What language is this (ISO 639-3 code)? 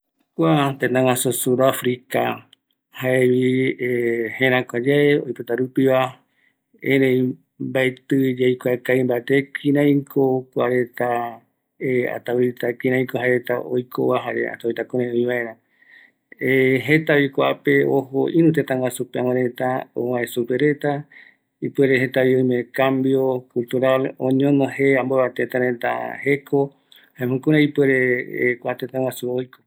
gui